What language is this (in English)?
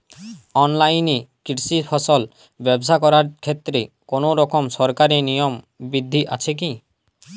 Bangla